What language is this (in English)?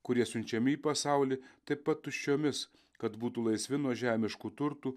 Lithuanian